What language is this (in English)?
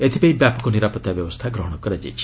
Odia